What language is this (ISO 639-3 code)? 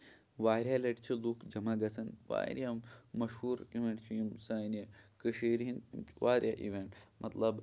kas